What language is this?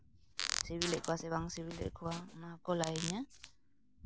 Santali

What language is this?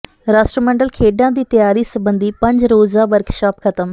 Punjabi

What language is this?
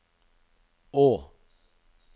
Norwegian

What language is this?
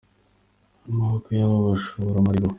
Kinyarwanda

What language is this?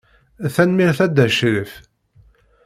Kabyle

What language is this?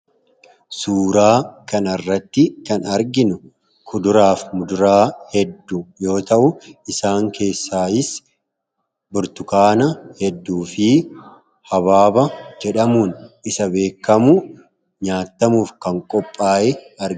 Oromo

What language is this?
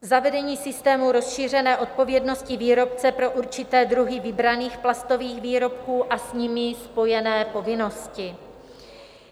Czech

